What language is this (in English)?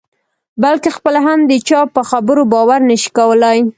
Pashto